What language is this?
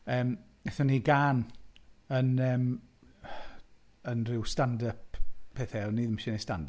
Welsh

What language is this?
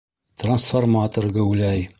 Bashkir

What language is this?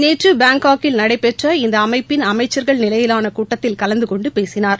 Tamil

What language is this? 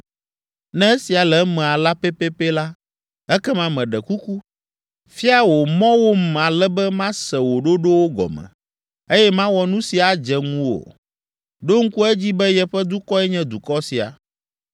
Ewe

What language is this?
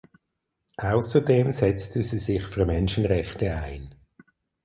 German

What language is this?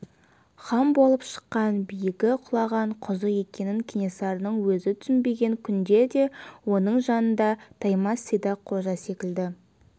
Kazakh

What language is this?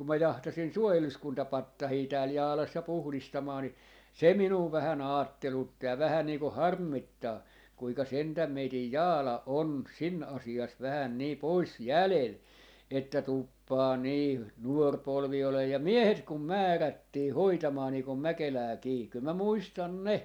Finnish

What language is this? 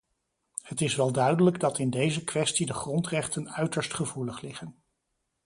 Dutch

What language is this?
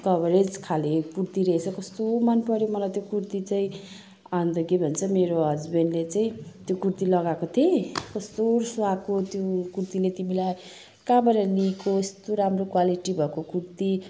Nepali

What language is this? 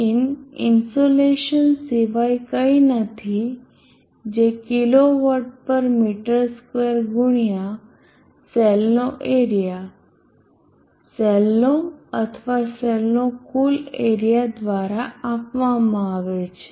Gujarati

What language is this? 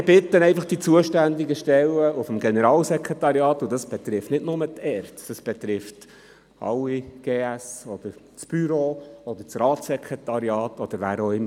Swiss German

